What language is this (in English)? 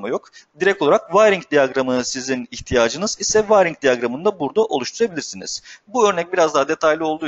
Turkish